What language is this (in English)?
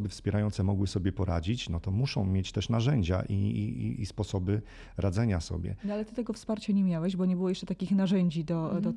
Polish